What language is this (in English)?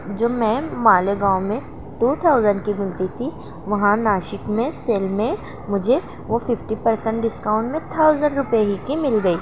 Urdu